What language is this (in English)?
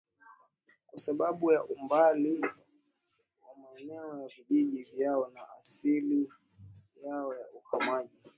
Swahili